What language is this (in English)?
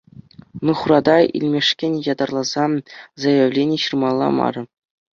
Chuvash